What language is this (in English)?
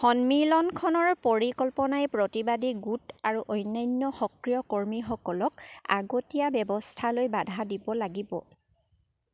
Assamese